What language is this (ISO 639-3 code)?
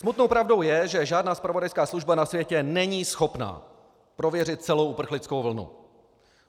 ces